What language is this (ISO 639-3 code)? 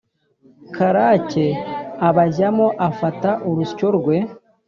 kin